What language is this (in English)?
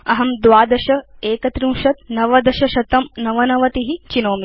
Sanskrit